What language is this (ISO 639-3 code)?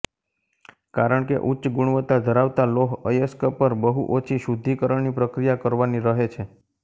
guj